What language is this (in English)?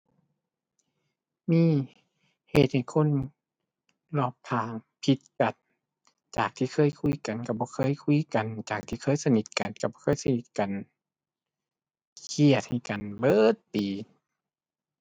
Thai